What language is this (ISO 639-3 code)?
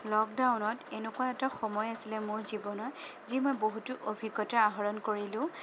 asm